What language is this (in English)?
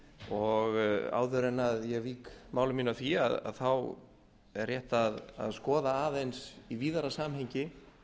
Icelandic